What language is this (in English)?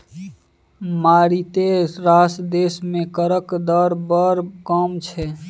Maithili